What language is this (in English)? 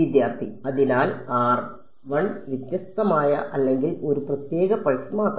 Malayalam